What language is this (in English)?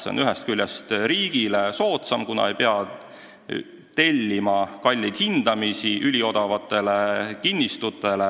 Estonian